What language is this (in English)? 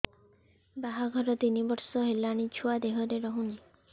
Odia